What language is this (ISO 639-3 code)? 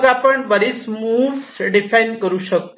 mar